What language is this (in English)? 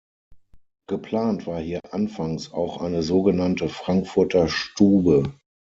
German